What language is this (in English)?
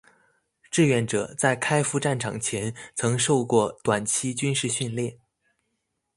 Chinese